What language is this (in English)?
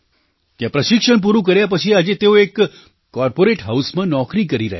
Gujarati